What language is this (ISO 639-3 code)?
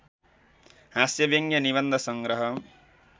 nep